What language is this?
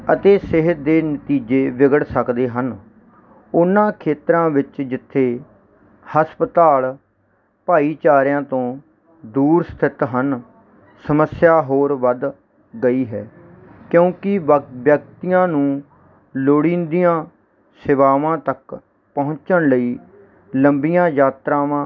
Punjabi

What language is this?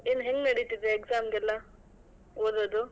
Kannada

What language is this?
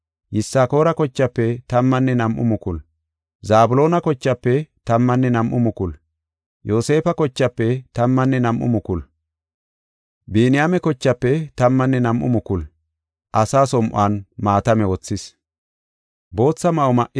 Gofa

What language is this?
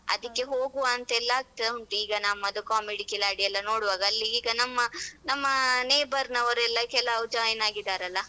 Kannada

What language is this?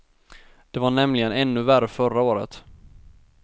Swedish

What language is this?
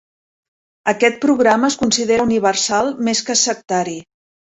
Catalan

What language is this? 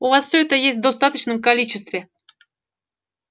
Russian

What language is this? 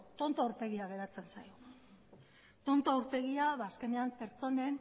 Basque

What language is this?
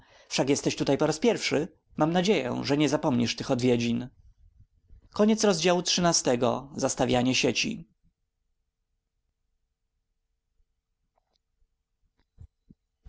Polish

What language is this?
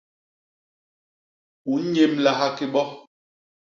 Basaa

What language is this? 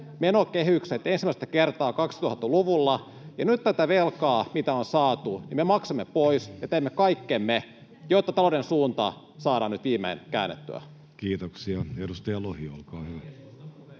Finnish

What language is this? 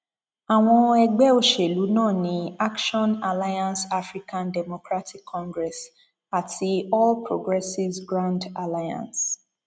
Yoruba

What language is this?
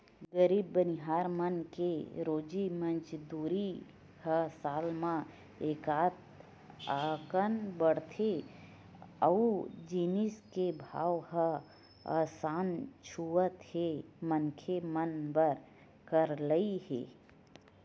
Chhattisgarhi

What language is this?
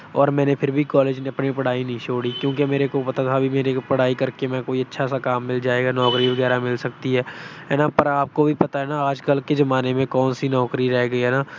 Punjabi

